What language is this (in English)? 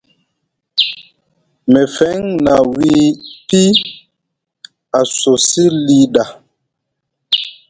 Musgu